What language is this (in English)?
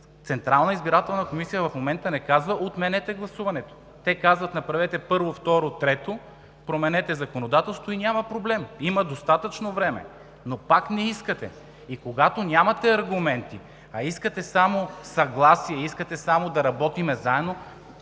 Bulgarian